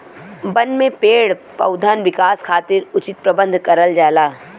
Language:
Bhojpuri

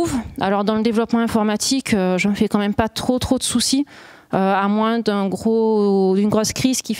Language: French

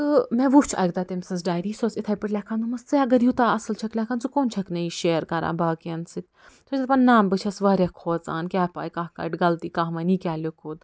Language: Kashmiri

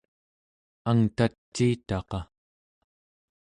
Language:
Central Yupik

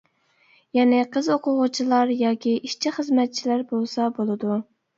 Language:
Uyghur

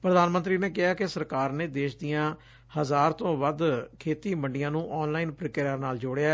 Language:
Punjabi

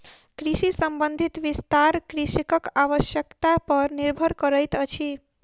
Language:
Maithili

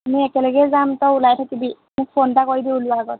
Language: Assamese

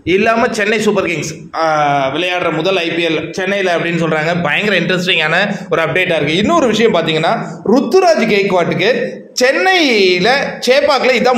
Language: Arabic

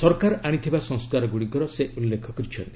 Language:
Odia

